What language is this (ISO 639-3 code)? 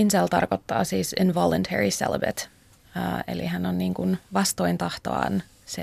fin